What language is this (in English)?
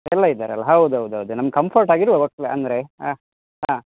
Kannada